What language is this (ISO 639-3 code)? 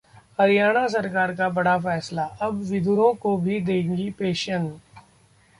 hin